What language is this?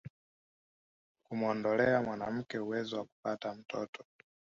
Swahili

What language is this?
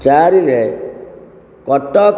Odia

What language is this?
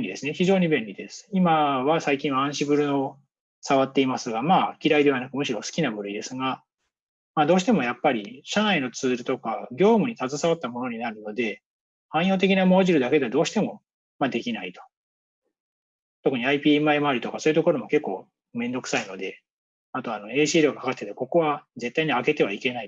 Japanese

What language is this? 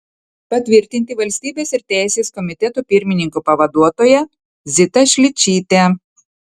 Lithuanian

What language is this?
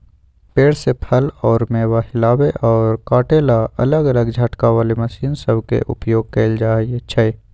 Magahi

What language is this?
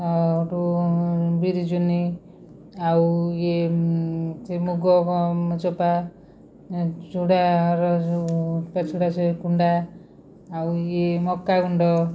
Odia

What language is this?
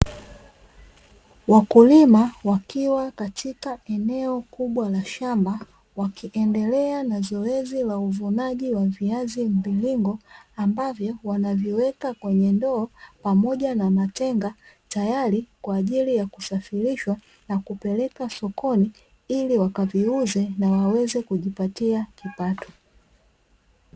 Swahili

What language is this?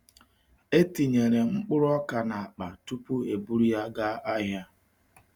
Igbo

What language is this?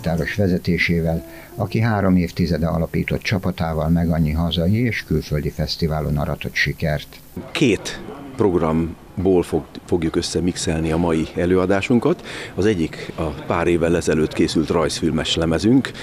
Hungarian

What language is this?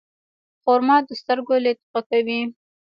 Pashto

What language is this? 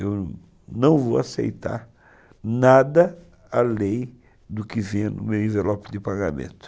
Portuguese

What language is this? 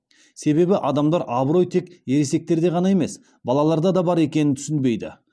Kazakh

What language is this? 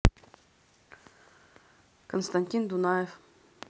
Russian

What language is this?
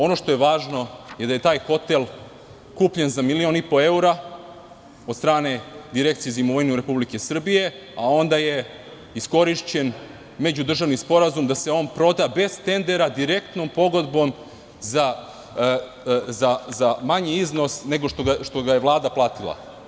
Serbian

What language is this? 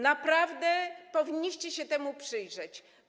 Polish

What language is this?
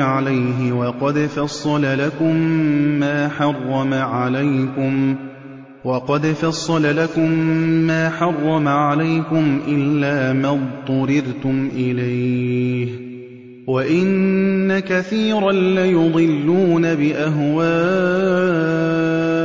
Arabic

